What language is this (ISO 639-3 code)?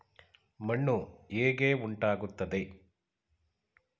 kan